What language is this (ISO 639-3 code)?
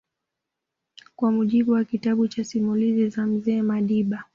swa